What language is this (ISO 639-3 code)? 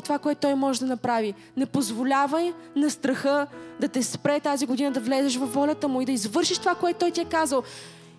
bul